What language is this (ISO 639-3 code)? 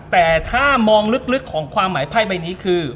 tha